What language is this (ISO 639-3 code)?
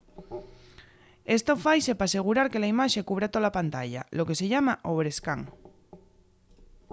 ast